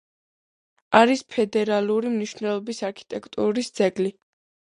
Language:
Georgian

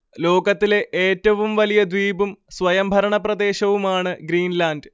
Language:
Malayalam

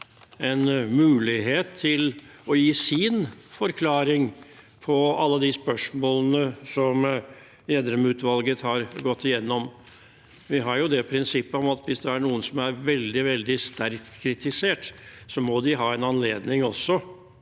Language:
Norwegian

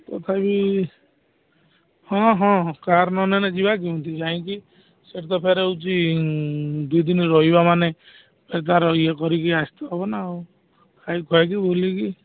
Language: Odia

